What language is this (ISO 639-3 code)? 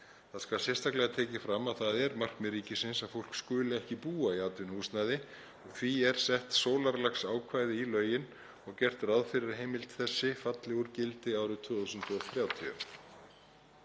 isl